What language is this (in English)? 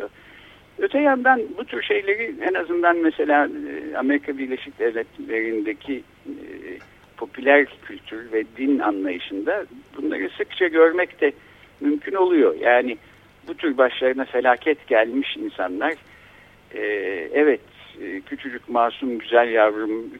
Turkish